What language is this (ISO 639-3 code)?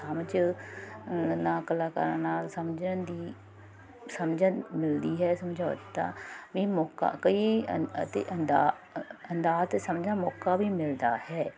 pan